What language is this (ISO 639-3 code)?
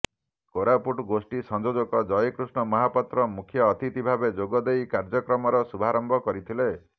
ori